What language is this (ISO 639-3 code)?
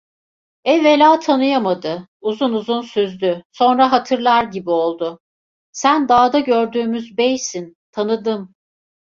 tur